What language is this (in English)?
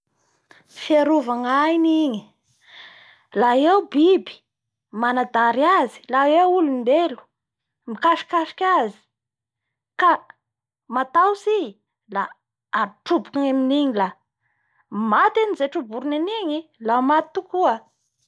Bara Malagasy